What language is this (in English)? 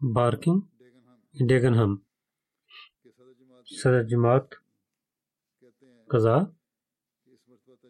Bulgarian